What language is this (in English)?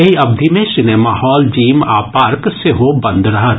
Maithili